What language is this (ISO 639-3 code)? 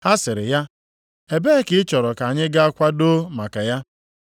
ibo